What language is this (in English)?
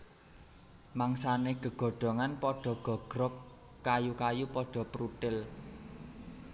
Javanese